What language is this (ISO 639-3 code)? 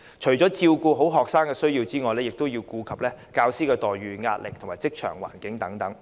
yue